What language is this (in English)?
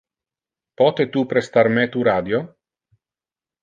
Interlingua